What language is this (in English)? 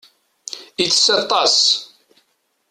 Kabyle